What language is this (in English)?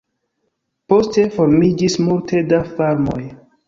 Esperanto